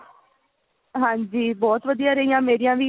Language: Punjabi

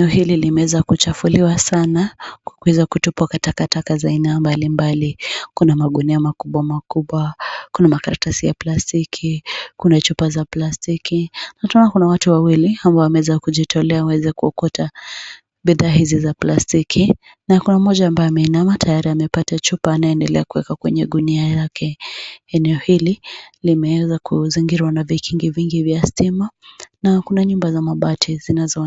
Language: Swahili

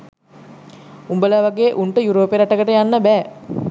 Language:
Sinhala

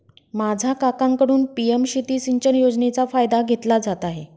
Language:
Marathi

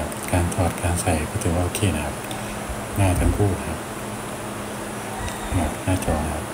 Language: Thai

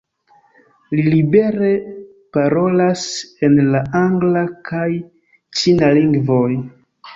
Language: Esperanto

